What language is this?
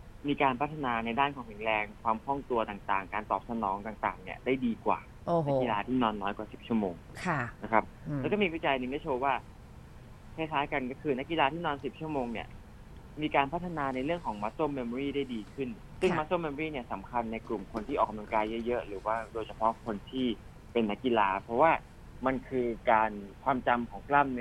Thai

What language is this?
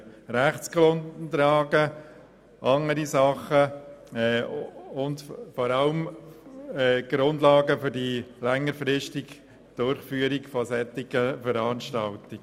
Swiss German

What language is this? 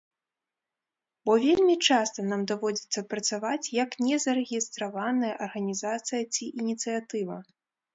Belarusian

